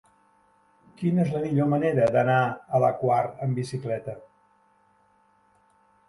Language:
Catalan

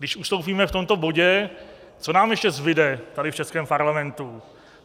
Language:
Czech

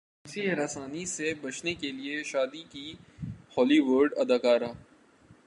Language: Urdu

